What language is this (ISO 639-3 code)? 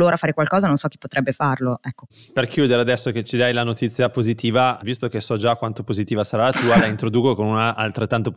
ita